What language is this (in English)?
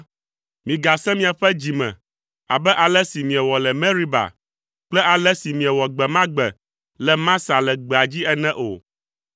Ewe